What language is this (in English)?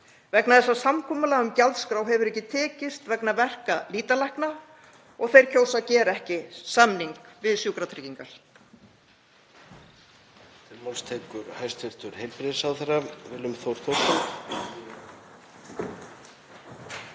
Icelandic